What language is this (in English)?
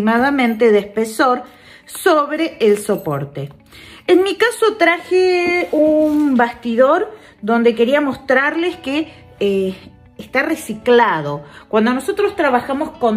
Spanish